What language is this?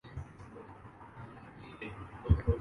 Urdu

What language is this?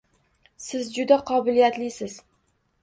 Uzbek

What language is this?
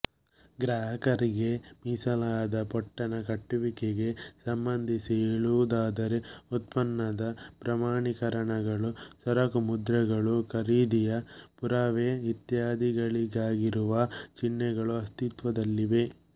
Kannada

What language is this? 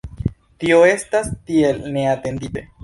Esperanto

